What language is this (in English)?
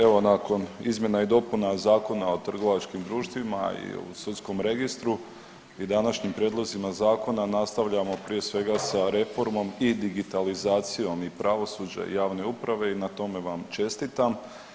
Croatian